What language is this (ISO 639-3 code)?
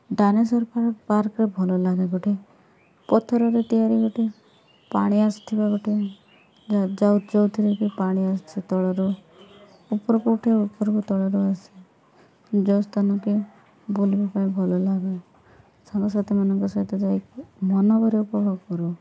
ori